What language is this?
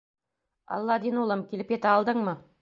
Bashkir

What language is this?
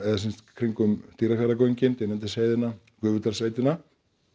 Icelandic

